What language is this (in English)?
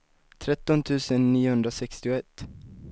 Swedish